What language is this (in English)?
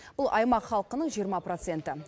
Kazakh